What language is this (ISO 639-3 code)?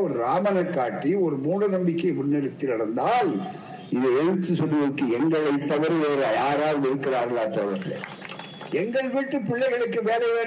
tam